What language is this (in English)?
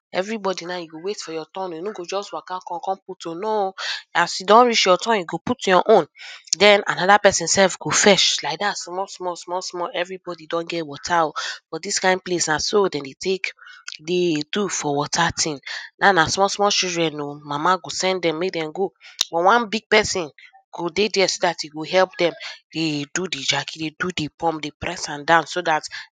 Nigerian Pidgin